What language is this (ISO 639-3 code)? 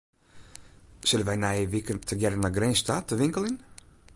fry